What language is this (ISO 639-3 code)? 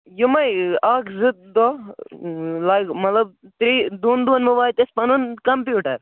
kas